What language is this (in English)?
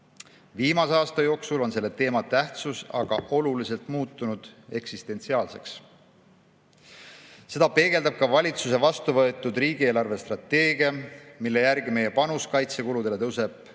Estonian